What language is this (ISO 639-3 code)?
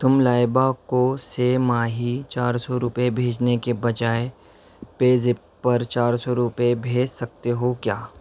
urd